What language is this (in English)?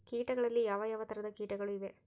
Kannada